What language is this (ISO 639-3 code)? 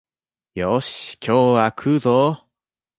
jpn